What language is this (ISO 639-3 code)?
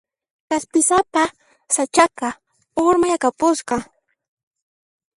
qxp